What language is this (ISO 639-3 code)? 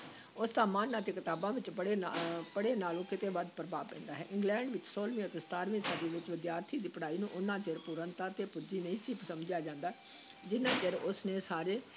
pan